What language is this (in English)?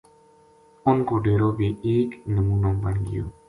Gujari